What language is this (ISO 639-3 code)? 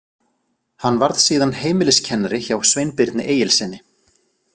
isl